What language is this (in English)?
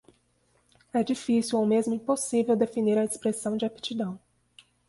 Portuguese